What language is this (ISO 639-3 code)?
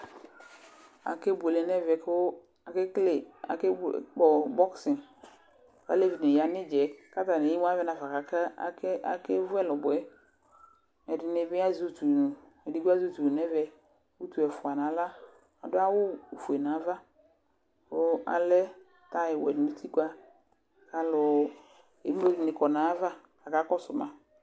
kpo